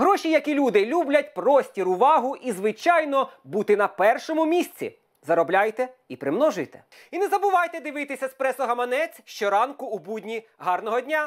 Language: Ukrainian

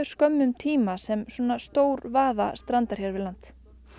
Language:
Icelandic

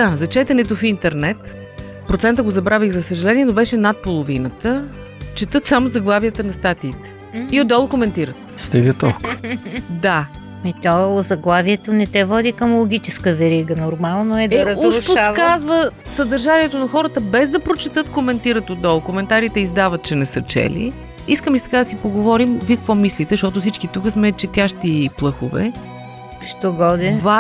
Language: Bulgarian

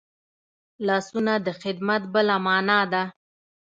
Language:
Pashto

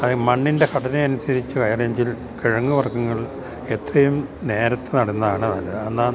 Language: Malayalam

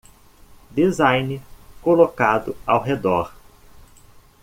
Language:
Portuguese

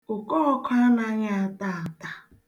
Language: Igbo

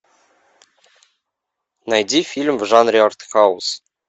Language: Russian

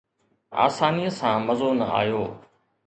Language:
Sindhi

